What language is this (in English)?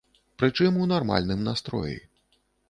Belarusian